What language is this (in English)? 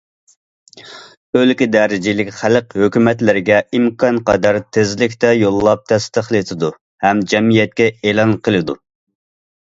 Uyghur